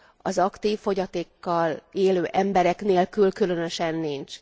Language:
Hungarian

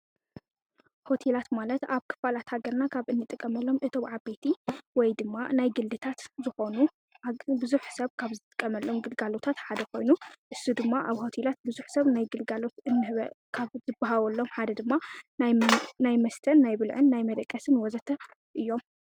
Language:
Tigrinya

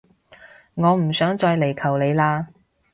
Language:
Cantonese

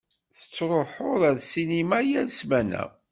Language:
Kabyle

